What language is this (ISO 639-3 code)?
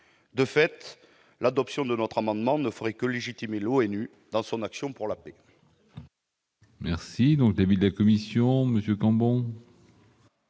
fra